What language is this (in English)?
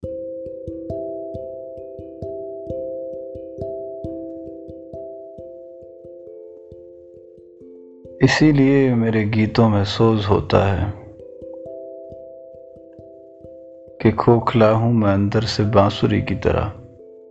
Urdu